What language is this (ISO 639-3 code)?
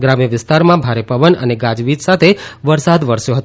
guj